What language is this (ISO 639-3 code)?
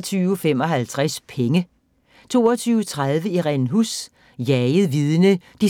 dan